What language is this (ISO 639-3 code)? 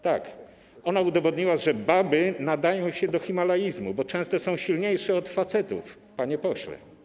pol